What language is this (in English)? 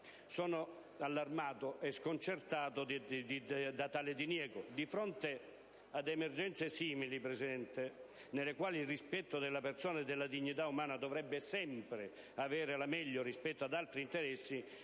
Italian